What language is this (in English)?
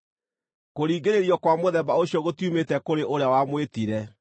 Kikuyu